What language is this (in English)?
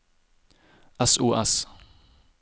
Norwegian